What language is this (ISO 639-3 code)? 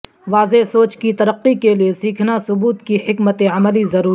urd